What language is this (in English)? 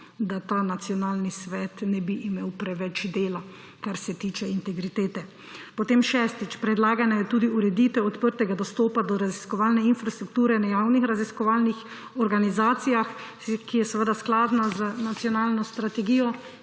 Slovenian